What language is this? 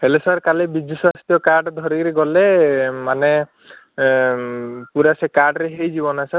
Odia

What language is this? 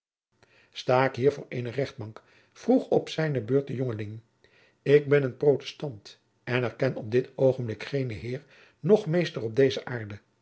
Dutch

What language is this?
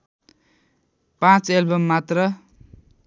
Nepali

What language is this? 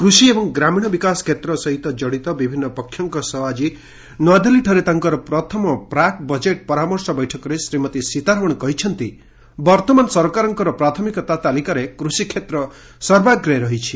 Odia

